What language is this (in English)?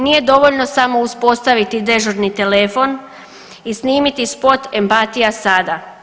Croatian